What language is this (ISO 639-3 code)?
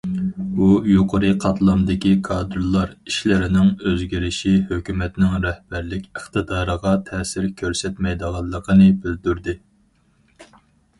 uig